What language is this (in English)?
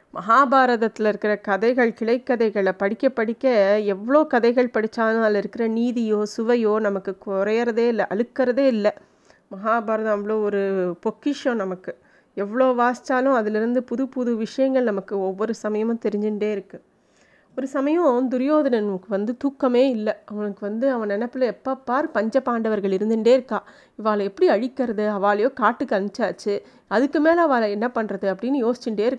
Tamil